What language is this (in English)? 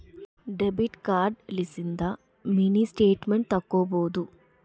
Kannada